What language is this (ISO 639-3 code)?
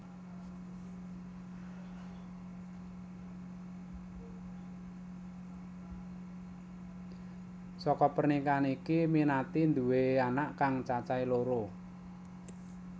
jav